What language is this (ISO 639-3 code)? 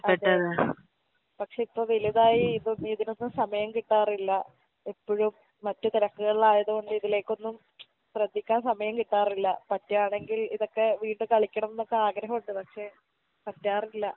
mal